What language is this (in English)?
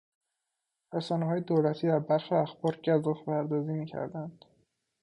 Persian